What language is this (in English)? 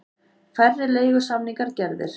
Icelandic